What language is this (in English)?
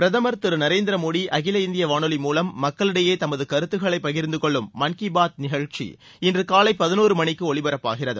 Tamil